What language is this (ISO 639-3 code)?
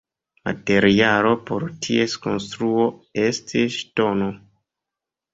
epo